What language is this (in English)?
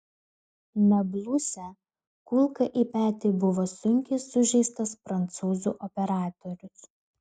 Lithuanian